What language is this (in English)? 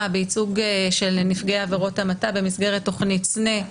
Hebrew